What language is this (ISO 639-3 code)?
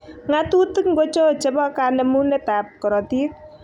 kln